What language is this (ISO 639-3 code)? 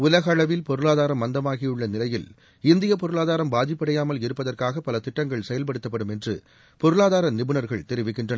tam